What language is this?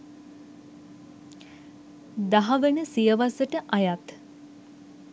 Sinhala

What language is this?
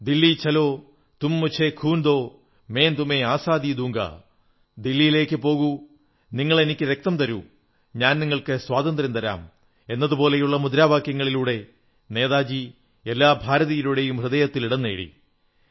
Malayalam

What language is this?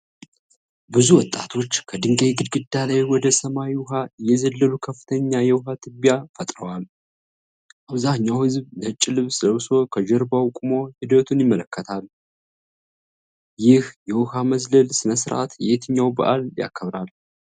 Amharic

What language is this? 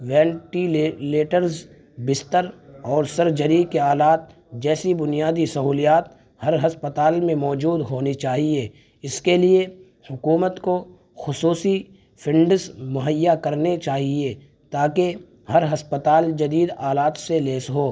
Urdu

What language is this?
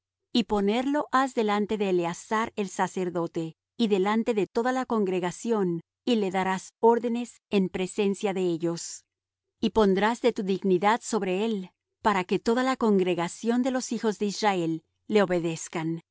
Spanish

